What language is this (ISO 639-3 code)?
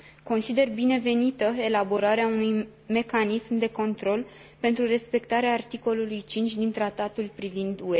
ron